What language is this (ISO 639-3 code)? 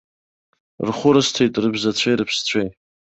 abk